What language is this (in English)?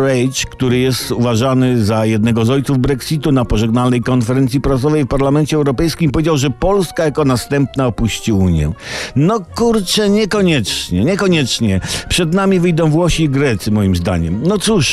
Polish